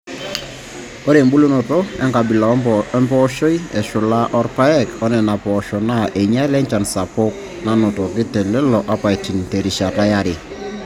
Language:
Masai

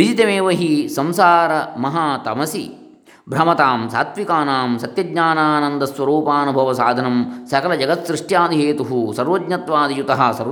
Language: Kannada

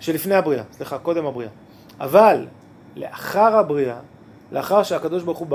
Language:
Hebrew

